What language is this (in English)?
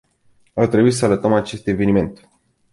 Romanian